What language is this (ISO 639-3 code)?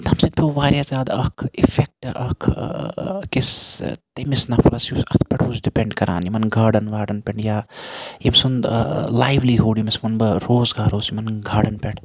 kas